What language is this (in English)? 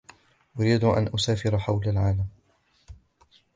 Arabic